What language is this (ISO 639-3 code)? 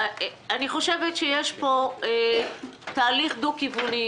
heb